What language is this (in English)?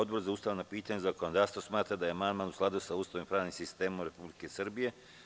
Serbian